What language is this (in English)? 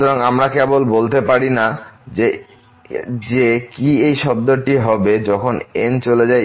Bangla